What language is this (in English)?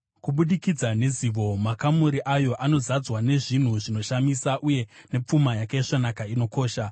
Shona